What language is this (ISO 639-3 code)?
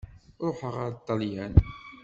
kab